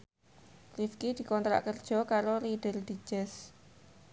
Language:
Javanese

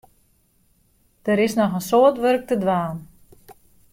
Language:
Western Frisian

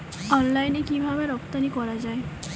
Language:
Bangla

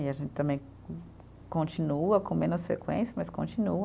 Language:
Portuguese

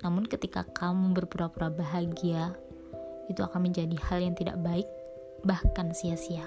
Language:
Indonesian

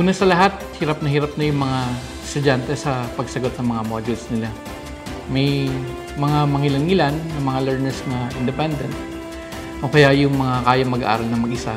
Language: Filipino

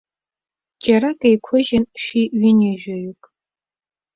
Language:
Abkhazian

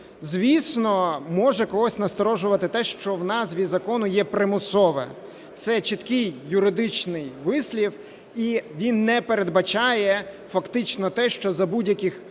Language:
Ukrainian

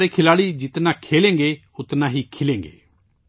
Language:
Urdu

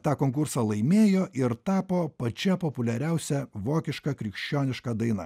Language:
Lithuanian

